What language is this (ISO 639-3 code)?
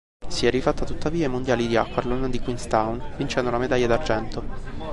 ita